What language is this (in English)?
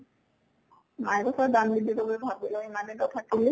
Assamese